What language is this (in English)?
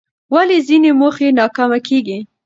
Pashto